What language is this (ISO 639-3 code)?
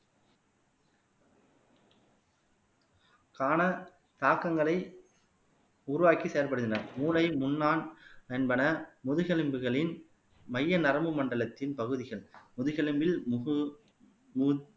tam